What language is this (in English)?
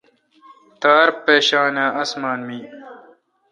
Kalkoti